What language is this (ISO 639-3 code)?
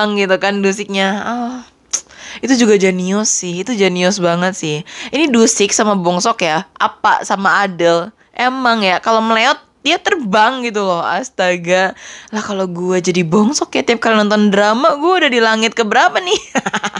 ind